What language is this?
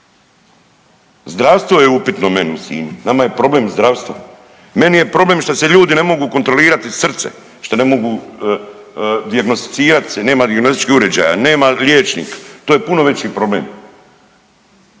Croatian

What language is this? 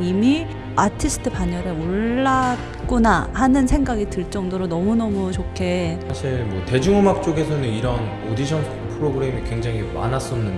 Korean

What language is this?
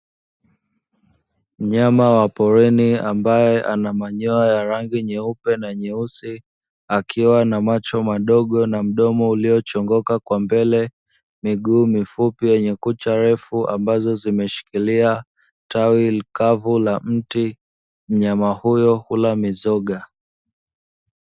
Swahili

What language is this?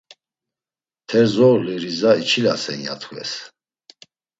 Laz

